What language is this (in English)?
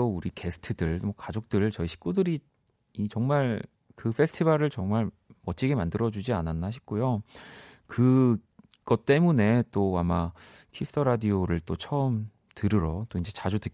Korean